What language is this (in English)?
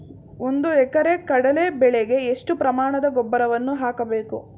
Kannada